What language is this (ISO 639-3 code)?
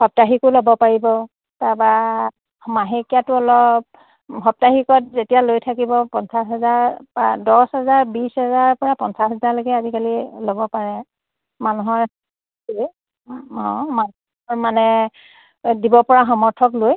asm